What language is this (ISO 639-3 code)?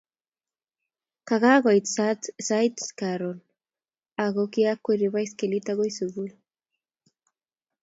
kln